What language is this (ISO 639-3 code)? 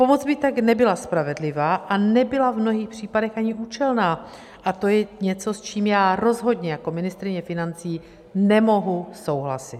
ces